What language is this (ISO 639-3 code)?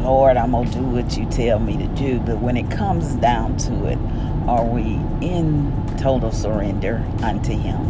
eng